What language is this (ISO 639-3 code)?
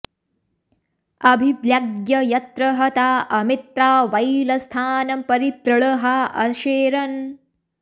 san